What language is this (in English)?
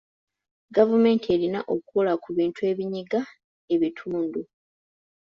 Ganda